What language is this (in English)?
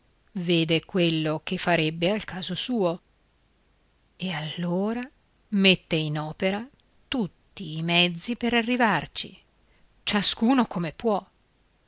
Italian